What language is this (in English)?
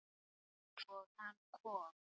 Icelandic